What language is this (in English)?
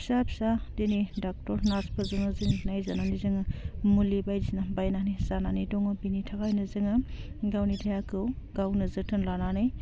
Bodo